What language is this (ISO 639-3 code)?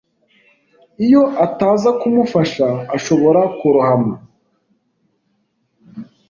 kin